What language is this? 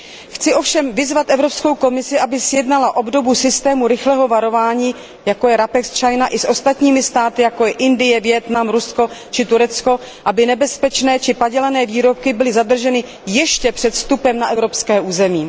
Czech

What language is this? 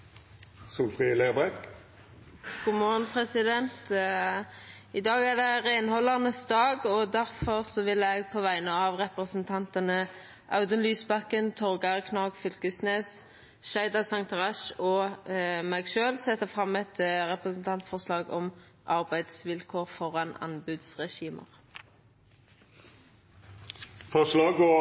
Norwegian Nynorsk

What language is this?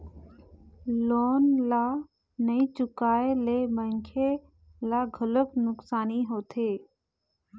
Chhattisgarhi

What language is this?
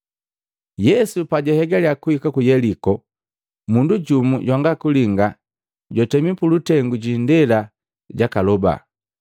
Matengo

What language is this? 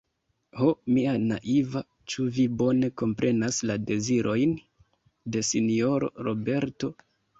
Esperanto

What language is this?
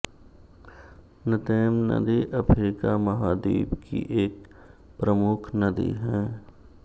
Hindi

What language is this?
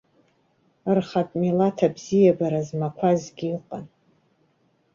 Abkhazian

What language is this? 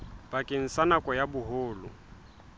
Southern Sotho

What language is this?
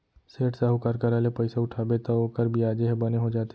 Chhattisgarhi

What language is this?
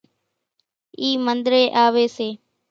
Kachi Koli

